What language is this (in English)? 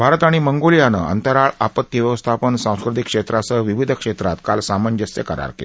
Marathi